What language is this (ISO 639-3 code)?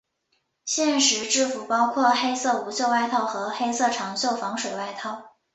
zho